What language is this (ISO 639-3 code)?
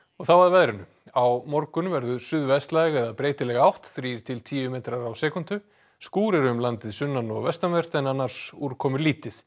isl